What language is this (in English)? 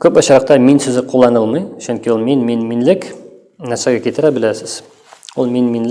Turkish